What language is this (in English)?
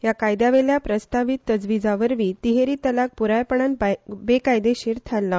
Konkani